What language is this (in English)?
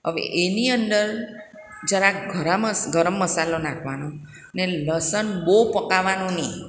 Gujarati